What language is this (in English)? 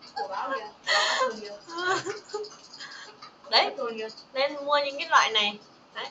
Vietnamese